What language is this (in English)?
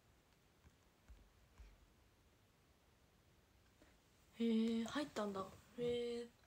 Japanese